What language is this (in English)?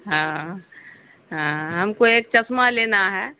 Urdu